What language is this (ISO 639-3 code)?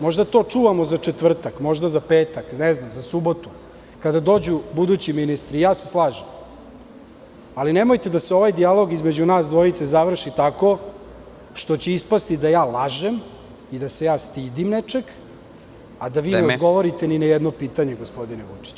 srp